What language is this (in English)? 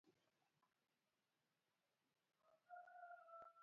Luo (Kenya and Tanzania)